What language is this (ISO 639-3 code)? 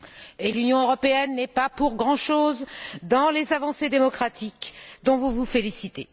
fra